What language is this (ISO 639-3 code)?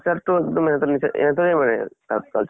asm